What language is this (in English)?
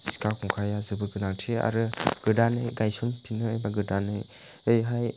Bodo